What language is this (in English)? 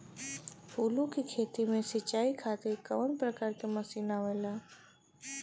Bhojpuri